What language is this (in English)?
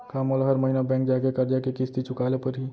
Chhattisgarhi